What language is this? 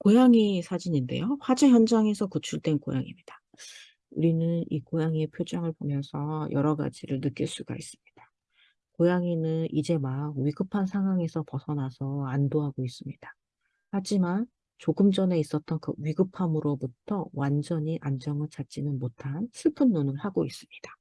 Korean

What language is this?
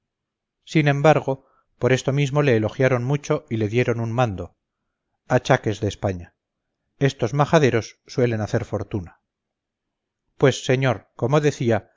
Spanish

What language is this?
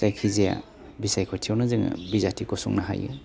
Bodo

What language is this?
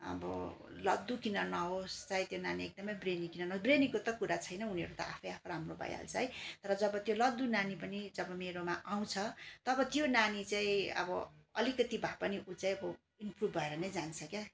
Nepali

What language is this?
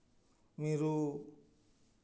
Santali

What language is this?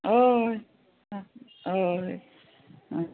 Konkani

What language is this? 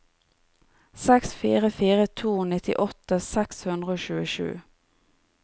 Norwegian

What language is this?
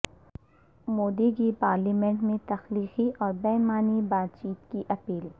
Urdu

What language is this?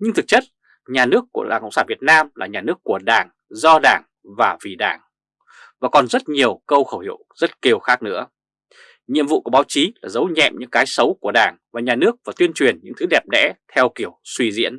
Vietnamese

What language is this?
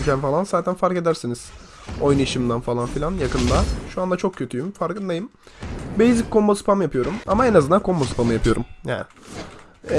Turkish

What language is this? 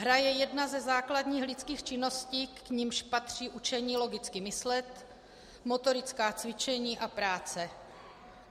Czech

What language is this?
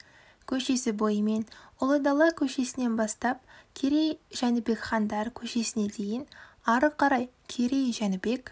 Kazakh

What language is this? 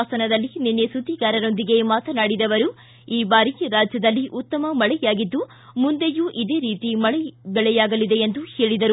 Kannada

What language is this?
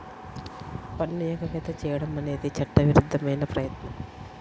Telugu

